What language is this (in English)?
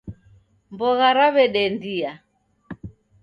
Taita